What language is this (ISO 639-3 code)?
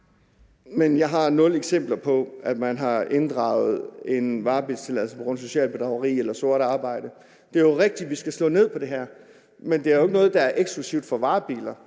dan